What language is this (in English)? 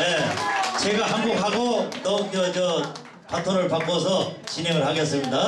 Korean